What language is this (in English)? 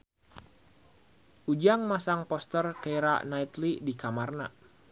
Sundanese